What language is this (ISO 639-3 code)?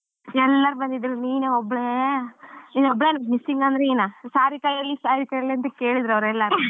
kan